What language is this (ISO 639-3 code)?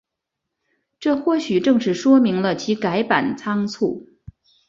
zho